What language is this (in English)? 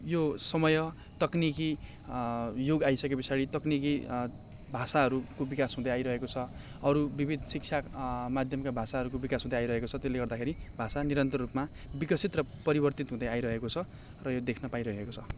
Nepali